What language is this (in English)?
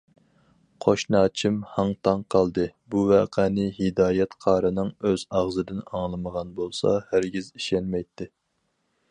Uyghur